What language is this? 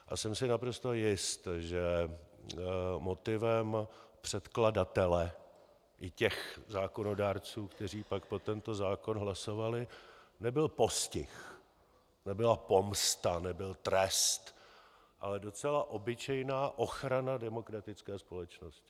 Czech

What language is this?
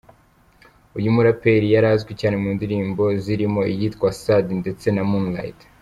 Kinyarwanda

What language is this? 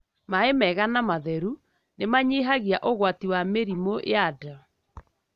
Kikuyu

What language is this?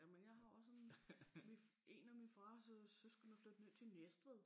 Danish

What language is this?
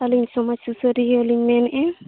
Santali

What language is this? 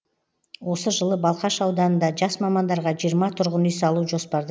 Kazakh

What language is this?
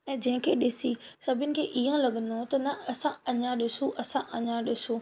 Sindhi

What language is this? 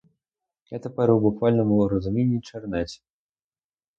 Ukrainian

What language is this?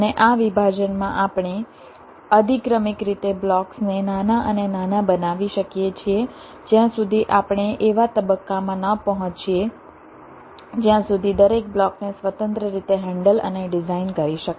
Gujarati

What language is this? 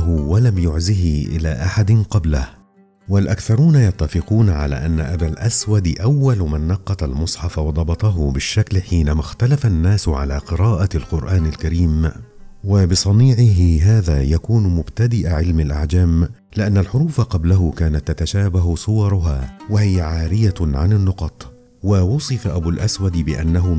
Arabic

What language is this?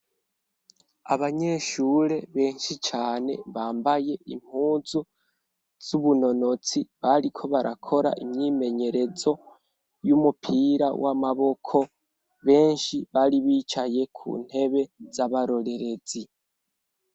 Rundi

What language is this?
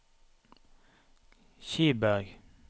Norwegian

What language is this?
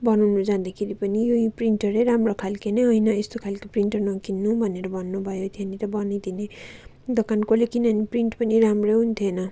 Nepali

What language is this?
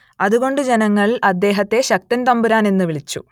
Malayalam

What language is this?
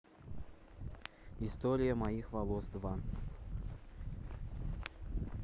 Russian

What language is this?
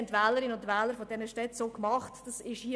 Swiss German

